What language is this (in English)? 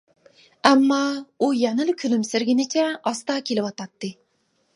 Uyghur